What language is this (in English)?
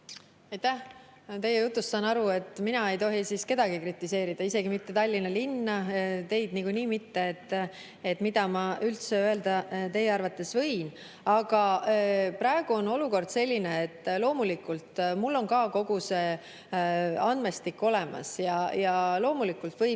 Estonian